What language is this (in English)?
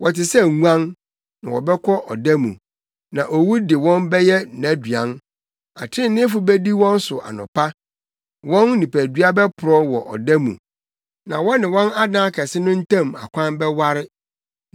Akan